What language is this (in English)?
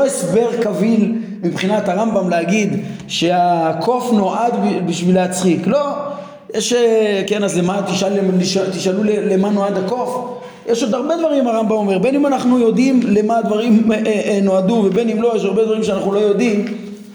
Hebrew